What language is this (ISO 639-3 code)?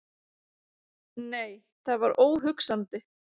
isl